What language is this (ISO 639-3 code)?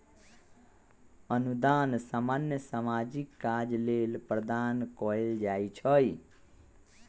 mag